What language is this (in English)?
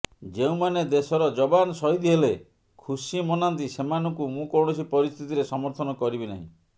Odia